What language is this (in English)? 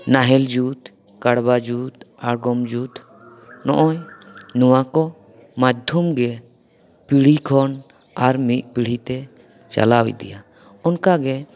Santali